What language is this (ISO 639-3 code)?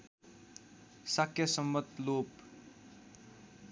nep